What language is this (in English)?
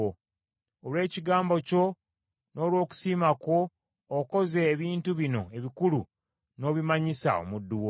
Ganda